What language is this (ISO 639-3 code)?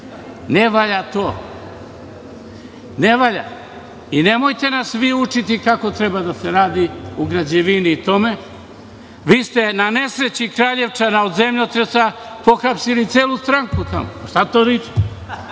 srp